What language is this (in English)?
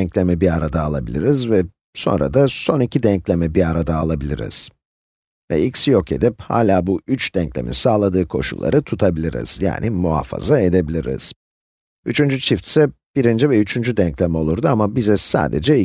Turkish